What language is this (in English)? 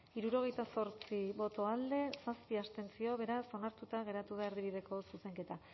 Basque